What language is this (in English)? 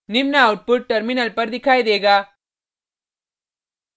Hindi